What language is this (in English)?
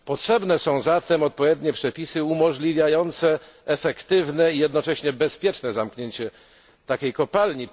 Polish